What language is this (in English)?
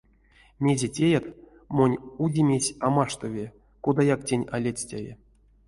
Erzya